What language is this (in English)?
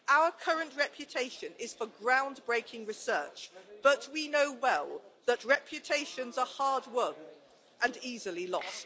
English